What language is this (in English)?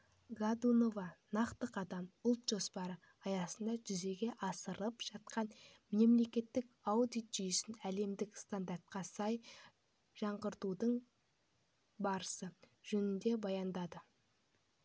Kazakh